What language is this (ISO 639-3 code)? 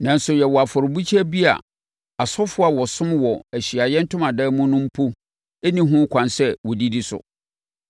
aka